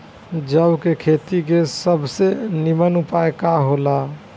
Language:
Bhojpuri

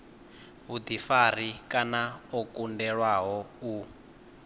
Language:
Venda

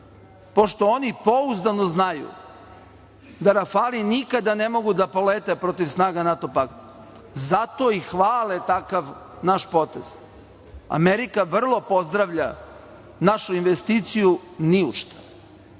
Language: Serbian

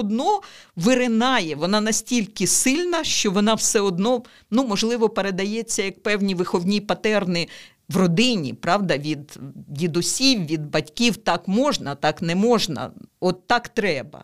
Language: Ukrainian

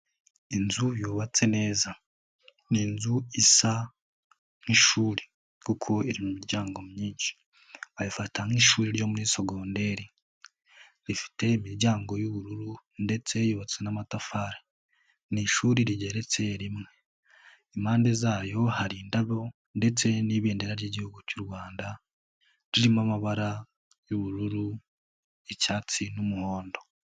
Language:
Kinyarwanda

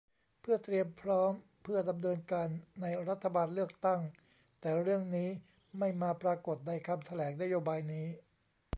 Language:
Thai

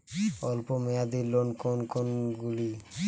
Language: Bangla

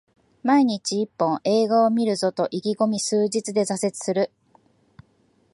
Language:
Japanese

